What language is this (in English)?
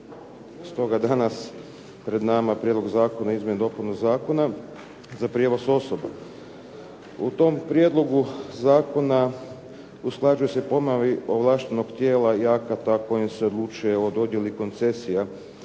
Croatian